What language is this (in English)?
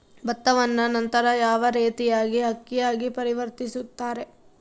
Kannada